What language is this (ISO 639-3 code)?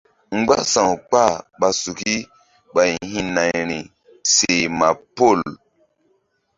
mdd